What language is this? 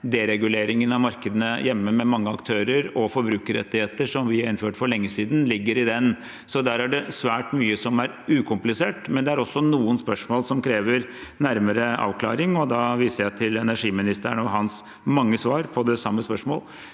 Norwegian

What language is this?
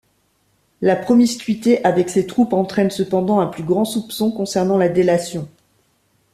French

